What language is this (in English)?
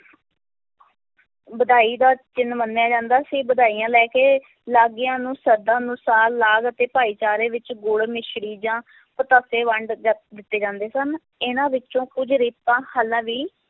Punjabi